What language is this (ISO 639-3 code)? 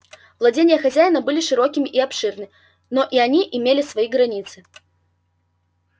rus